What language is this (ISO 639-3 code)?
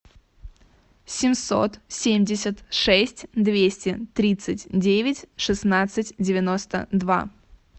rus